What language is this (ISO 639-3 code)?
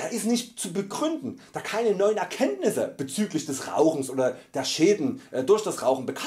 deu